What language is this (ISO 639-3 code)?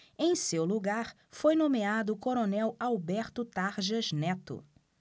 por